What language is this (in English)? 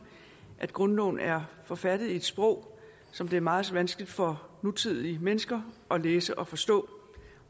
Danish